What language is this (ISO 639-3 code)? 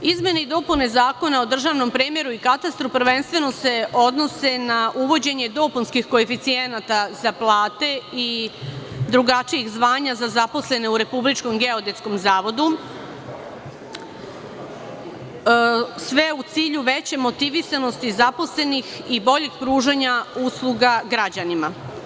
srp